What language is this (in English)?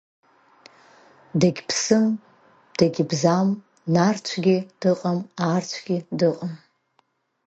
Abkhazian